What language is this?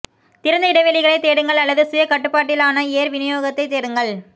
Tamil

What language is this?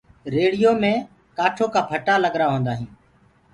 Gurgula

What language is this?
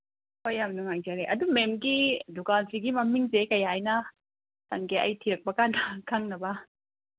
Manipuri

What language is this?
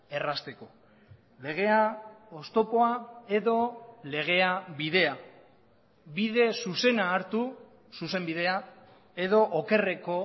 Basque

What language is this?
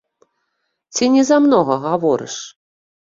Belarusian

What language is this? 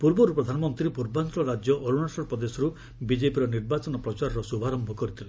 Odia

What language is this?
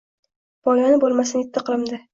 Uzbek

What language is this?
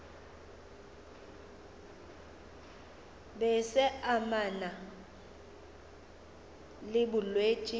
Northern Sotho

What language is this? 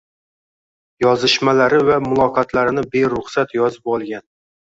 Uzbek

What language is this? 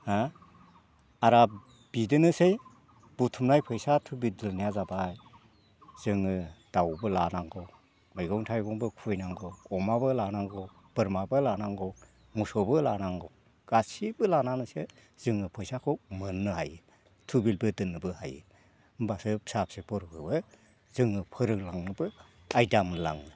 Bodo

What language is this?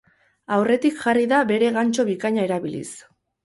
Basque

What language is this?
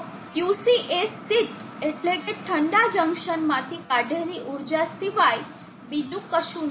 Gujarati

